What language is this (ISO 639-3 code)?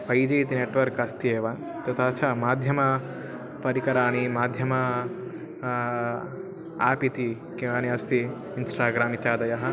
san